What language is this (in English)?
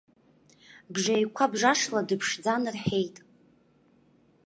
Abkhazian